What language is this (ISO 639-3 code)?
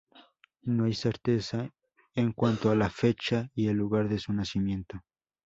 spa